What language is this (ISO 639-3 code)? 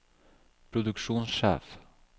nor